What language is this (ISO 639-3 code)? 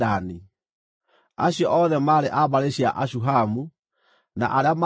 kik